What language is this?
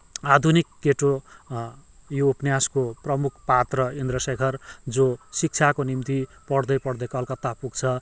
Nepali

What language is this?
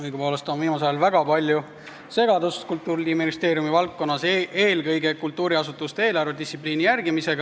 Estonian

